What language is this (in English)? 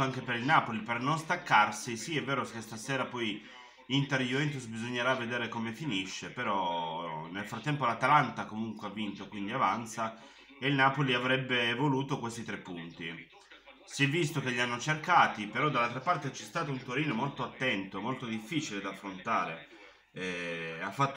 Italian